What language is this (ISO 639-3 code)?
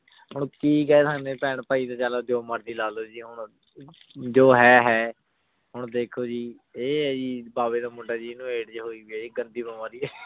pan